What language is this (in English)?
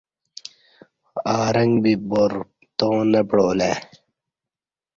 Kati